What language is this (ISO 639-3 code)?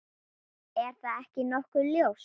isl